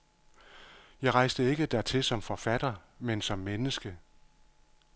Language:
Danish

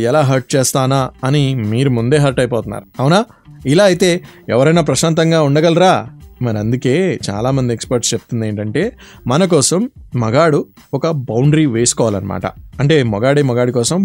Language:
Telugu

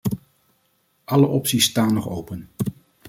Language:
Dutch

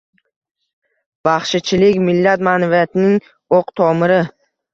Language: Uzbek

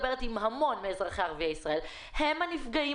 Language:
Hebrew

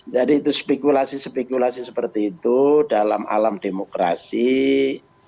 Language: Indonesian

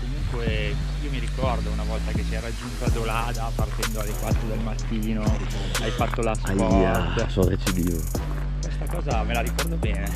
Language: Italian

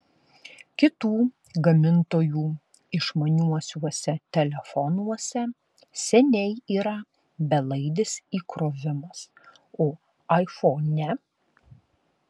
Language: Lithuanian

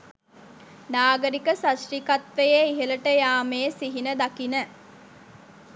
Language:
Sinhala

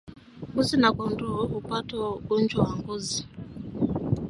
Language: Swahili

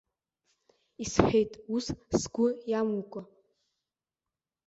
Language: Abkhazian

